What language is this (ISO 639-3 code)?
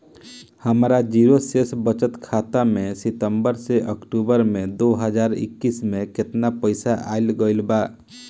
bho